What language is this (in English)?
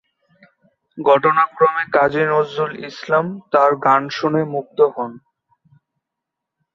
Bangla